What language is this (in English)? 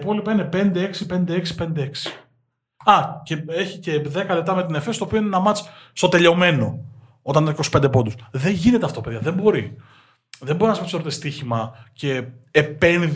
Greek